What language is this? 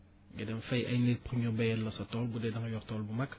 Wolof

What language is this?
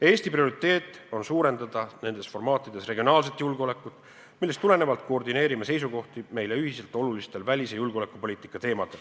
Estonian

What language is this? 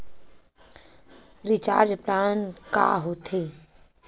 Chhattisgarhi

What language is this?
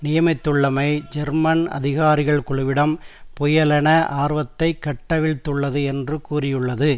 Tamil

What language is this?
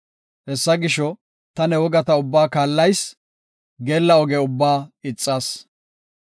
Gofa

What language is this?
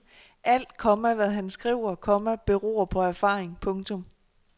Danish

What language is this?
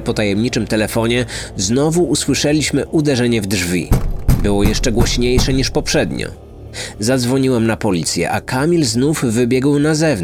Polish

